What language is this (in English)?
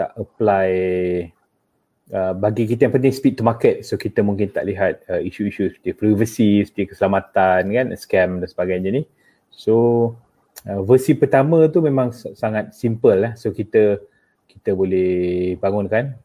Malay